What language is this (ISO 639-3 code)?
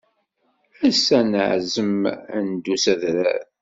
kab